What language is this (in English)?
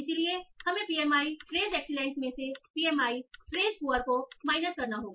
Hindi